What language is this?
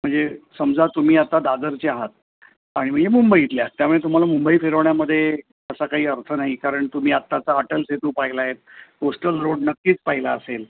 Marathi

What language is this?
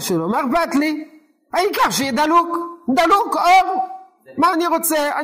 Hebrew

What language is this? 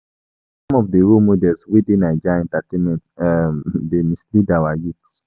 Nigerian Pidgin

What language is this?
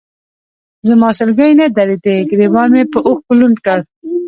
Pashto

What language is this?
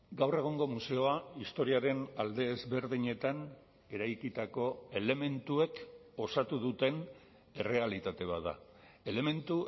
Basque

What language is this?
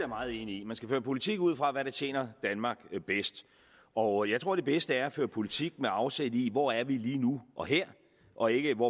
Danish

